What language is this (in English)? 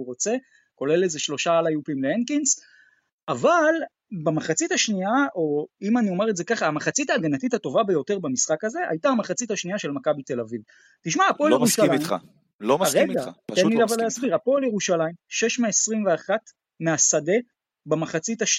Hebrew